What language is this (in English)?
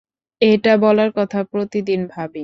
Bangla